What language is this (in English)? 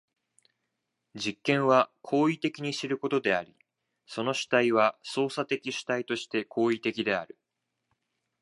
Japanese